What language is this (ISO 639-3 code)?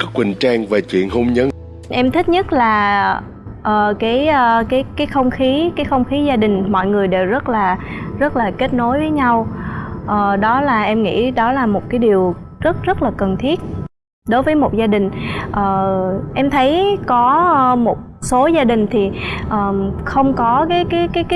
vie